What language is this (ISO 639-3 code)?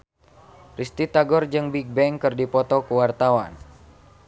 sun